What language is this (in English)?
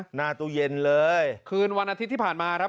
Thai